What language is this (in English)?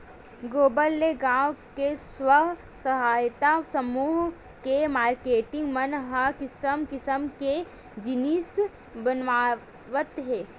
Chhattisgarhi